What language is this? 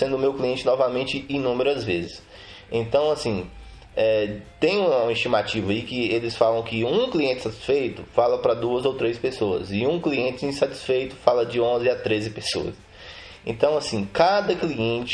Portuguese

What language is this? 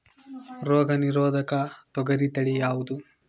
Kannada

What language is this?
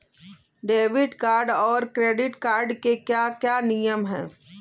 Hindi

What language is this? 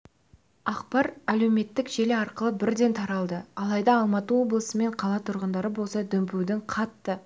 Kazakh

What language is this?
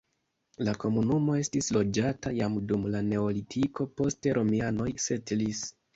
Esperanto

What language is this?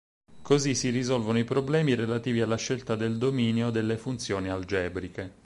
Italian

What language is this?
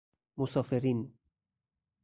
Persian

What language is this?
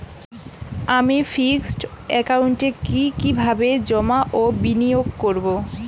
Bangla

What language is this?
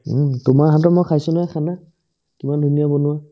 Assamese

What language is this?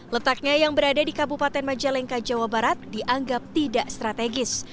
Indonesian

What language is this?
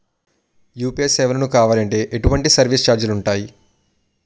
Telugu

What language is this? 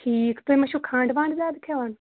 Kashmiri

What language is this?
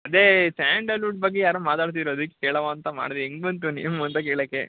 Kannada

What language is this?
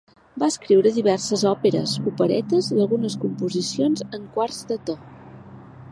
Catalan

